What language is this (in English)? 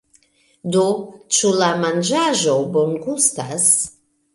Esperanto